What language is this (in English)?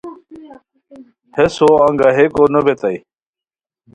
Khowar